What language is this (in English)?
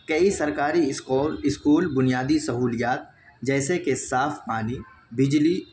Urdu